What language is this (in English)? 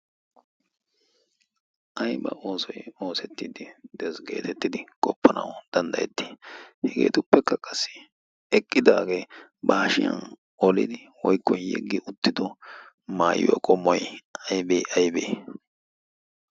Wolaytta